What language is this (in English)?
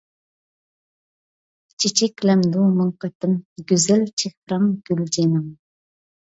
Uyghur